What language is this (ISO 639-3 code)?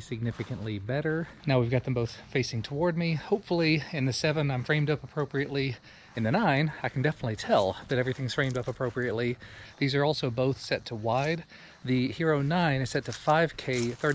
eng